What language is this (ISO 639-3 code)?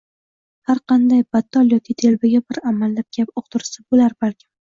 uzb